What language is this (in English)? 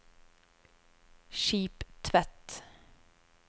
Norwegian